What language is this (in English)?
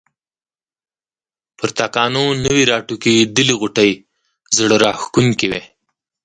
Pashto